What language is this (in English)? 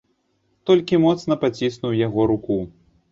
Belarusian